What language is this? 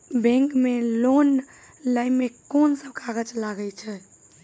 Maithili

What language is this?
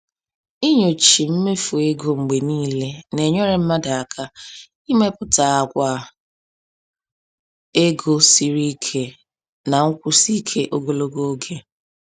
Igbo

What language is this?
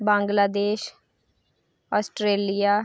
Dogri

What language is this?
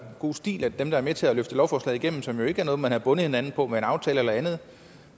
Danish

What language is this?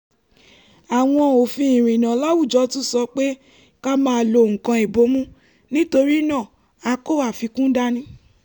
Yoruba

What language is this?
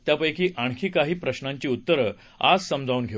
Marathi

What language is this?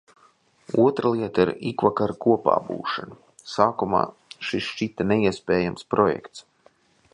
Latvian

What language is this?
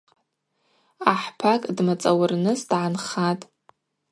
Abaza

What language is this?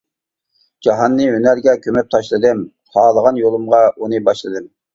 Uyghur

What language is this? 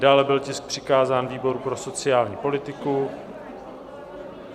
Czech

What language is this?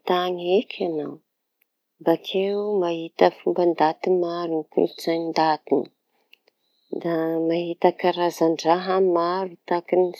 Tanosy Malagasy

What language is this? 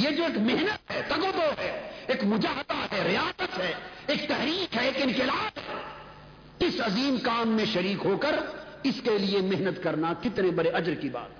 Urdu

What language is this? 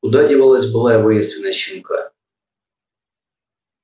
Russian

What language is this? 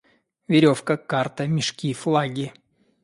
Russian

